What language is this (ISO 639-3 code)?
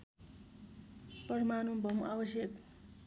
nep